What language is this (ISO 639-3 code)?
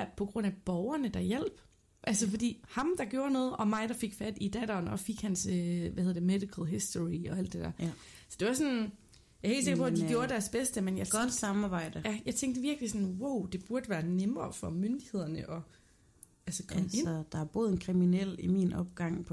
dan